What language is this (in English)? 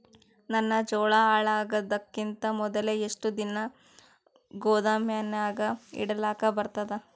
Kannada